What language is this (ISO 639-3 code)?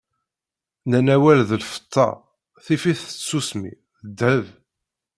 kab